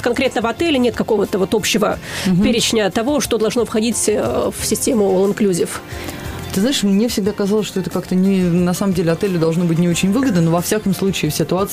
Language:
Russian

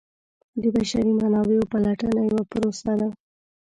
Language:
Pashto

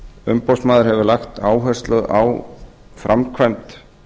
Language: Icelandic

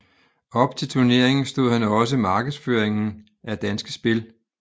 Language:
Danish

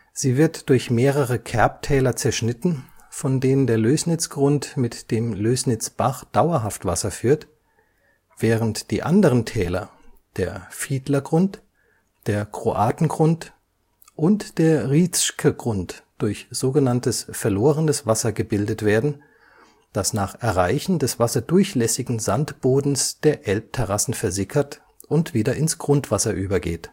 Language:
German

